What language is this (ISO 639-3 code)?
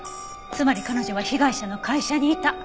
jpn